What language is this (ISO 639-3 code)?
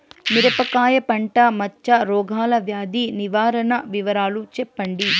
tel